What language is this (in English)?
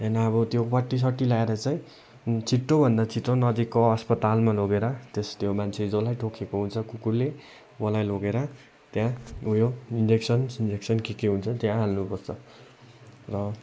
Nepali